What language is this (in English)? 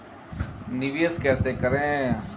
Hindi